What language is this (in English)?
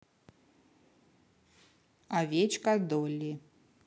Russian